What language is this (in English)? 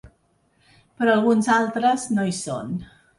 Catalan